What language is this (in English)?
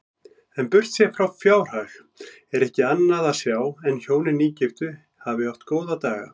Icelandic